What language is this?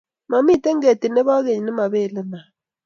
Kalenjin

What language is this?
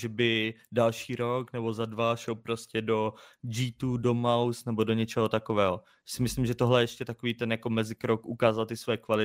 Czech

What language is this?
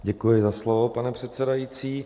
Czech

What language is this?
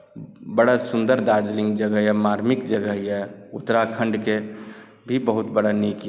Maithili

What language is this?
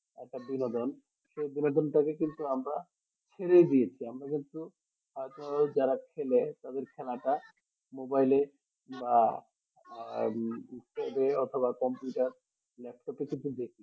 Bangla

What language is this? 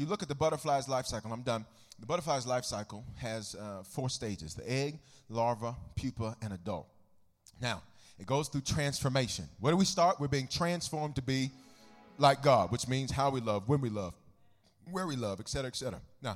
English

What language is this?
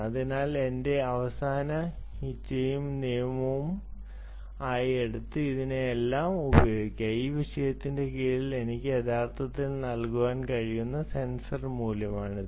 Malayalam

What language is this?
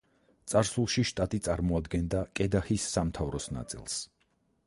Georgian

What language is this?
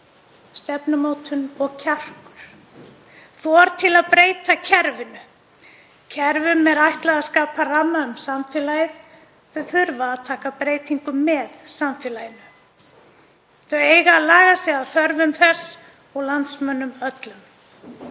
Icelandic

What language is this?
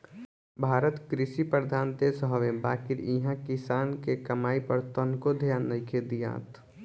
Bhojpuri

